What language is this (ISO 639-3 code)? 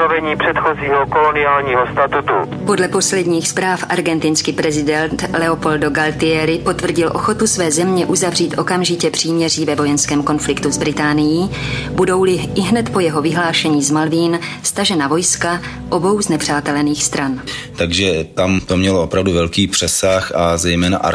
ces